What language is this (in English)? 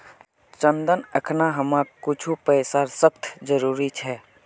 Magahi